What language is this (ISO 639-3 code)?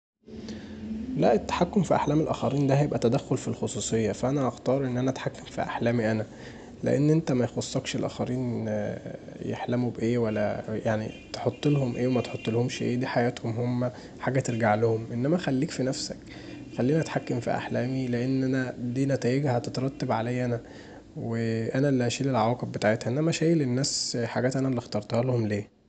arz